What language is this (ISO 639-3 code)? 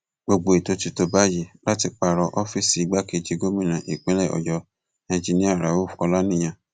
yor